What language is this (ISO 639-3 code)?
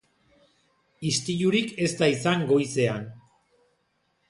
eus